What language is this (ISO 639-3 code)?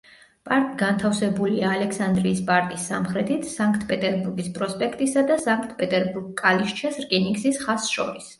kat